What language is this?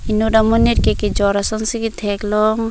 Karbi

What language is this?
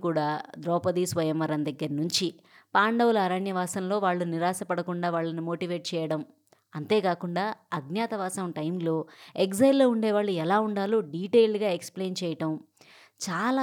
Telugu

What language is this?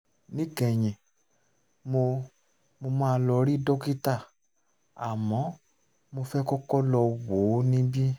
Yoruba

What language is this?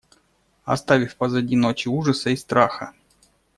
Russian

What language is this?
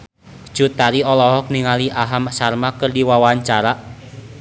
Sundanese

